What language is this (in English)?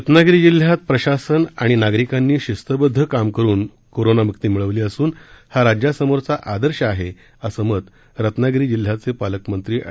Marathi